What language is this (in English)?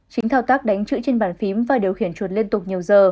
Vietnamese